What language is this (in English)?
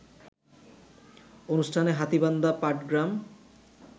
Bangla